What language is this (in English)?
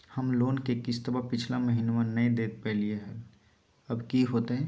Magahi